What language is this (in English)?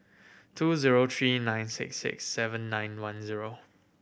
English